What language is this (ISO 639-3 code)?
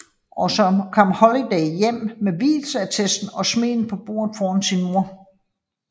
dan